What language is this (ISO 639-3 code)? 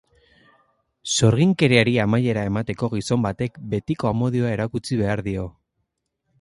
eus